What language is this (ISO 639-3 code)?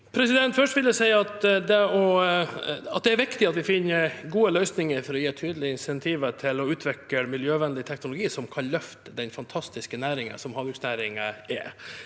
nor